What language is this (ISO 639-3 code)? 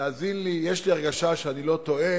heb